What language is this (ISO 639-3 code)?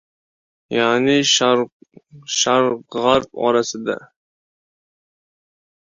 uzb